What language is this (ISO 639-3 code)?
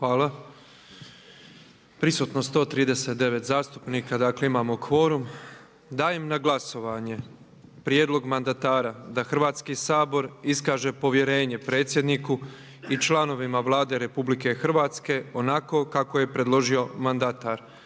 hrv